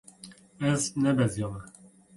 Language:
Kurdish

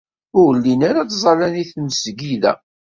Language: Kabyle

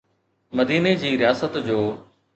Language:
Sindhi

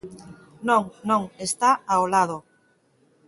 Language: Galician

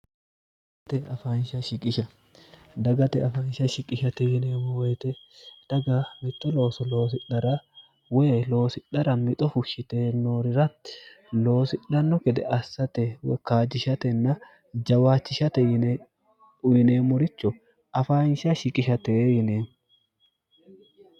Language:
Sidamo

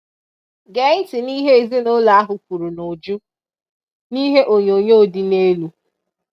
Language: Igbo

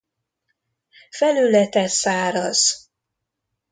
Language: Hungarian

